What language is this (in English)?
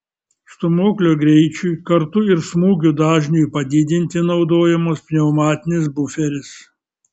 Lithuanian